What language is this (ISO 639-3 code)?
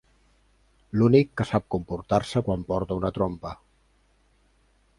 cat